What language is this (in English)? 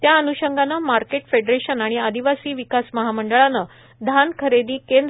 Marathi